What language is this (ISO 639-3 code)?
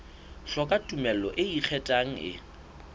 sot